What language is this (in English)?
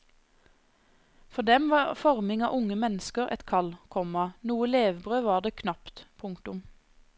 Norwegian